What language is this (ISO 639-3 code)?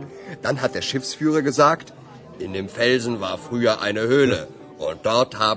hrv